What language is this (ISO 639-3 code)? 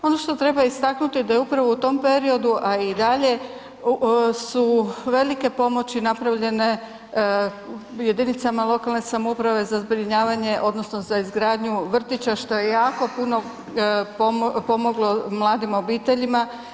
hrv